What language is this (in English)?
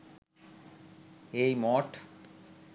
Bangla